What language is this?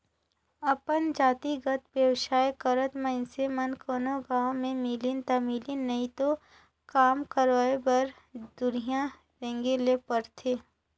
Chhattisgarhi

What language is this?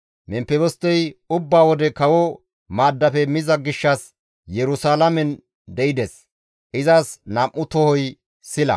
Gamo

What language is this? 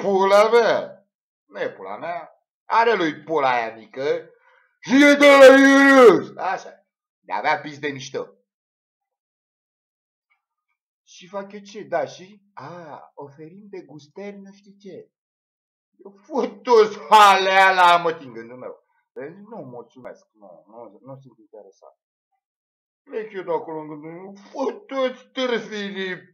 Romanian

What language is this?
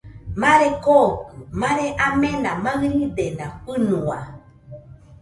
Nüpode Huitoto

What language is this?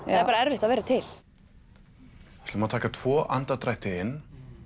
Icelandic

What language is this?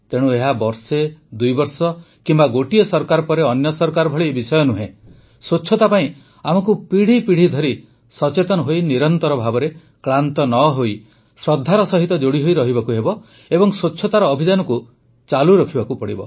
Odia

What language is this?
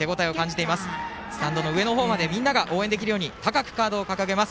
Japanese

